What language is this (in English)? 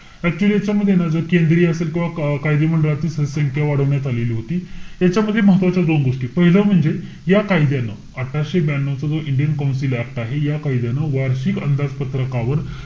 Marathi